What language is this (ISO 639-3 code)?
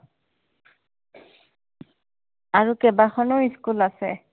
asm